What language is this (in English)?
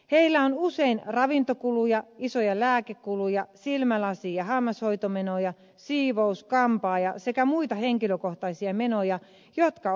Finnish